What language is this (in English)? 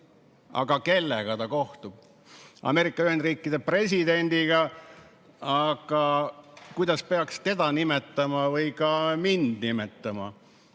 Estonian